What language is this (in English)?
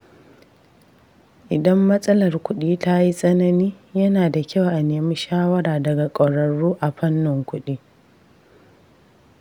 Hausa